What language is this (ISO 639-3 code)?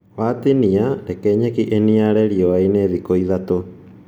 kik